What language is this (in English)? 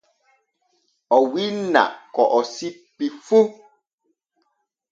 Borgu Fulfulde